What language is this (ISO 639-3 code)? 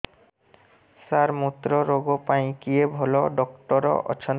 ori